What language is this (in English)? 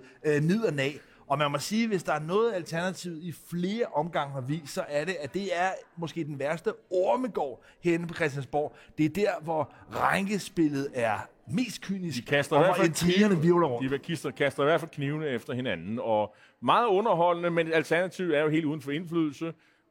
Danish